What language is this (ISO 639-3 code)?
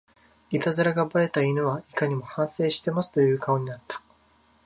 jpn